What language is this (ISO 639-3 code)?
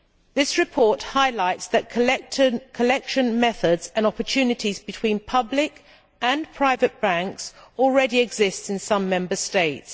eng